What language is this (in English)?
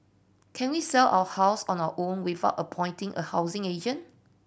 English